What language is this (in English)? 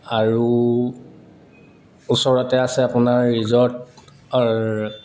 Assamese